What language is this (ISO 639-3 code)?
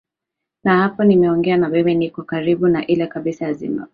swa